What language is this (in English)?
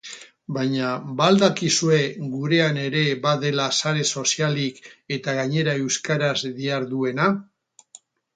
Basque